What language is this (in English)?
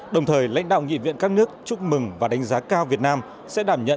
Vietnamese